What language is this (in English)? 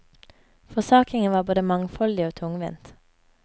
Norwegian